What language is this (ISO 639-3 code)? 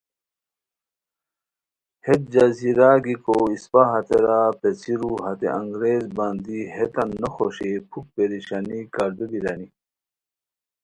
khw